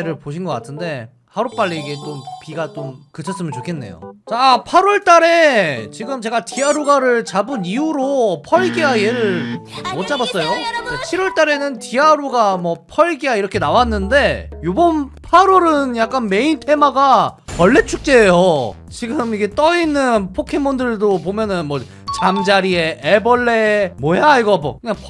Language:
Korean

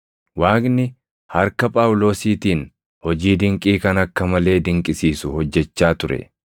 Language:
Oromo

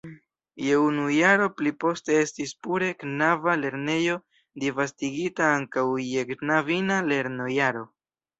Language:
Esperanto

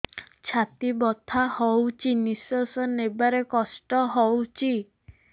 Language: Odia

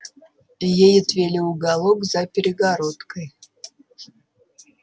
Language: Russian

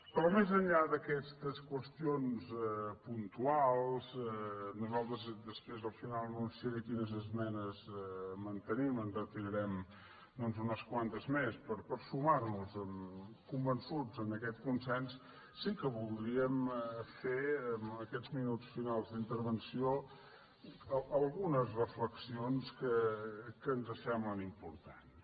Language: Catalan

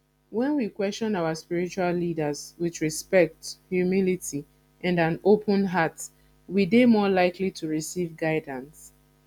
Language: Nigerian Pidgin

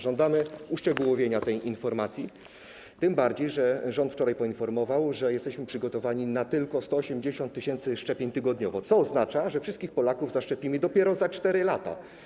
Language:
Polish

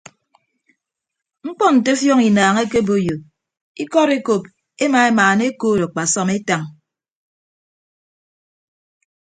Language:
Ibibio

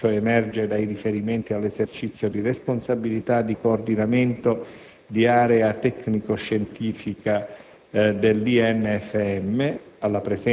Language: Italian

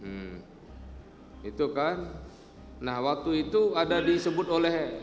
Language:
Indonesian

